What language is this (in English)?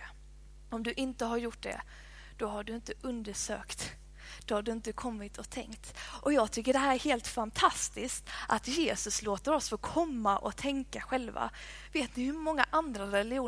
Swedish